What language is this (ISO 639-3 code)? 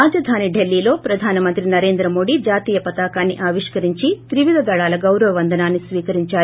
tel